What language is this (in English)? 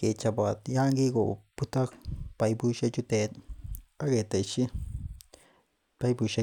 Kalenjin